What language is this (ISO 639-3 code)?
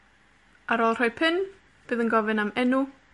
cym